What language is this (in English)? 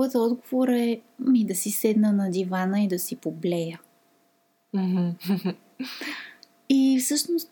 Bulgarian